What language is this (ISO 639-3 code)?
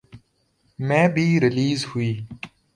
urd